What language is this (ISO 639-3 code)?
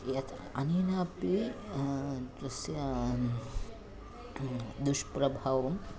san